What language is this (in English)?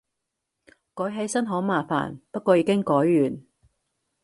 Cantonese